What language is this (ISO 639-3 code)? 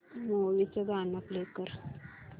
mar